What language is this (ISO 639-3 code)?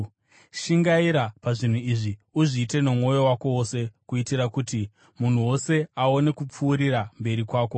sna